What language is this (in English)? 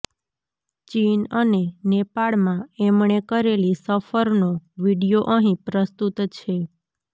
Gujarati